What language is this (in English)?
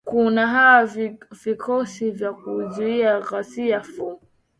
Swahili